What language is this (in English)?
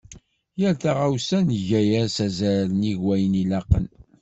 Kabyle